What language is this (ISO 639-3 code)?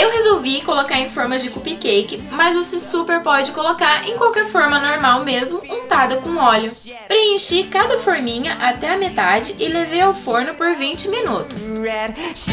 por